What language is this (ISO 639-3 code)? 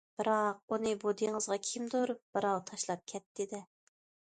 uig